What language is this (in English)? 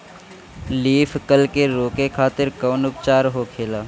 Bhojpuri